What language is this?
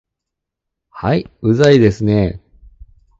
Japanese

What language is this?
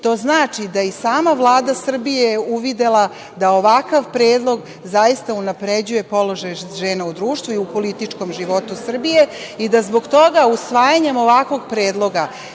Serbian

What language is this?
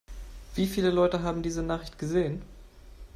German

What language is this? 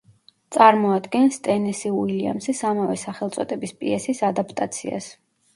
Georgian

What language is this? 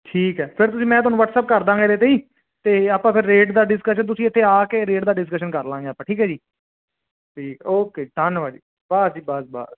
Punjabi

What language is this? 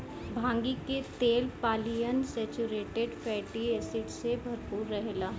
Bhojpuri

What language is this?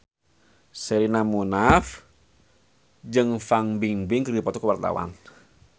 Sundanese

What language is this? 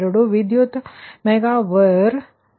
Kannada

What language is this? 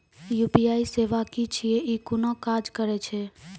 Maithili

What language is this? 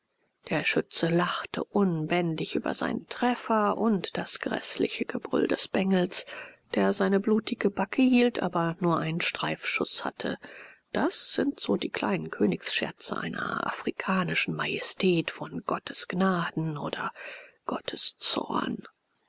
German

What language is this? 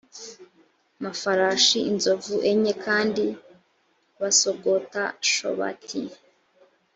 Kinyarwanda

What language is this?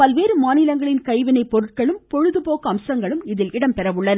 Tamil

